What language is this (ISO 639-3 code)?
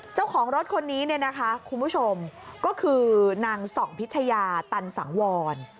tha